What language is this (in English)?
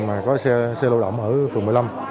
Vietnamese